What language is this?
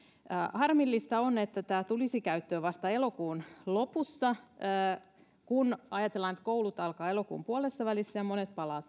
Finnish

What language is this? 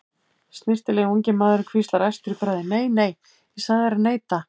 Icelandic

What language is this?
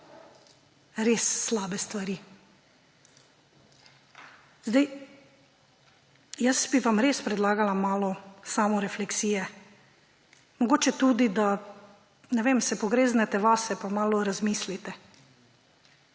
Slovenian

